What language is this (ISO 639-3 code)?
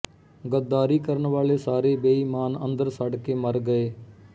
pan